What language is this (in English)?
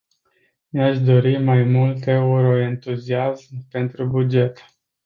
Romanian